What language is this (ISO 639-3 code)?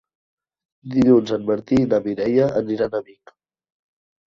cat